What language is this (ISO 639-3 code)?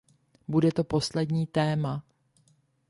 ces